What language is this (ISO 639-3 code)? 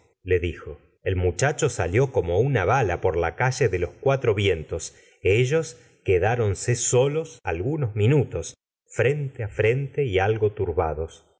spa